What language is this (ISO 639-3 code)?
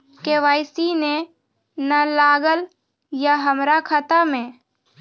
mai